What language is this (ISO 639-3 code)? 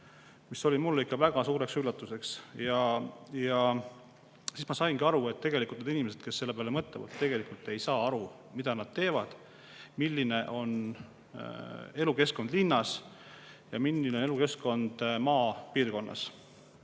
est